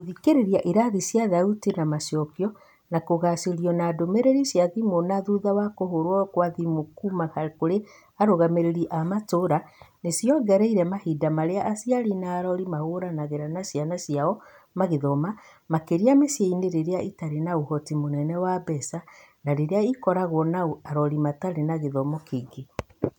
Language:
Kikuyu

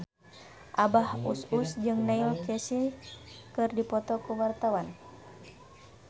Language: Sundanese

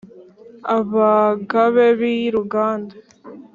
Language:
Kinyarwanda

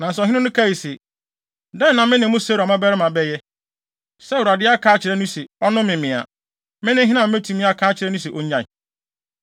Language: Akan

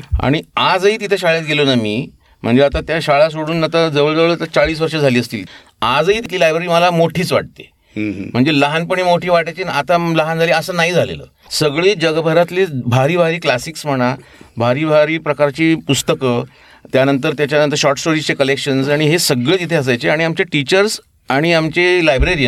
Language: Marathi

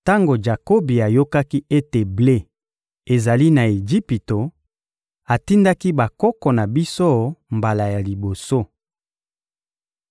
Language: Lingala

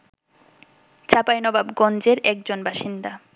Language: Bangla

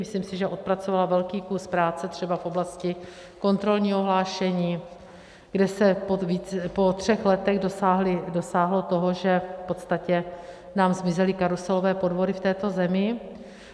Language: Czech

